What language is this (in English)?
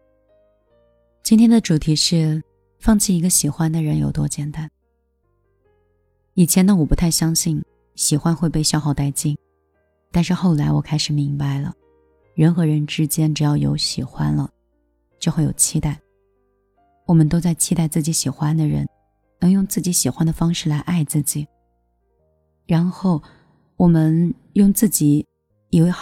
Chinese